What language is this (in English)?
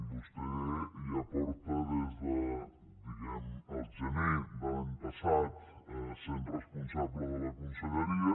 Catalan